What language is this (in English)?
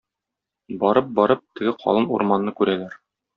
Tatar